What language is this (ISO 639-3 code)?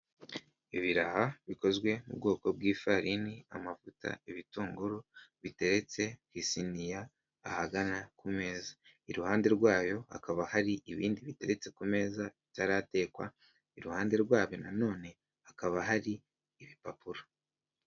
kin